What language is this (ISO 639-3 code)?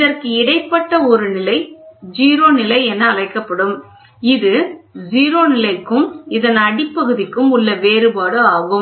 tam